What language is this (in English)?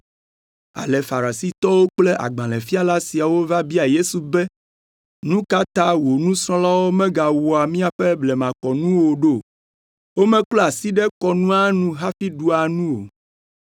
Ewe